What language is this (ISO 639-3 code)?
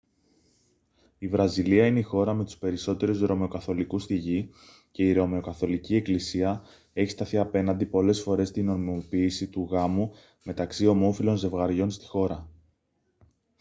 ell